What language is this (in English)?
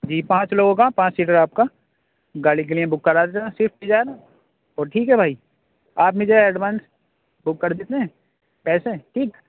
Urdu